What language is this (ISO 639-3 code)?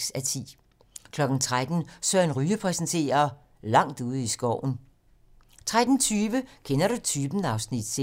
dan